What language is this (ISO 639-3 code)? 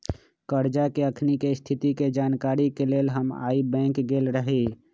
mag